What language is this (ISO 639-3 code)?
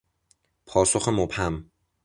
fas